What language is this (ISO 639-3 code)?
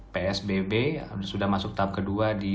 ind